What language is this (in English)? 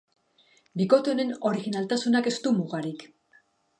Basque